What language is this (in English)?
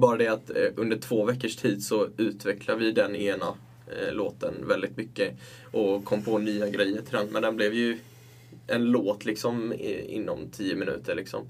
Swedish